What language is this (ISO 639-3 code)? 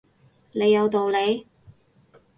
yue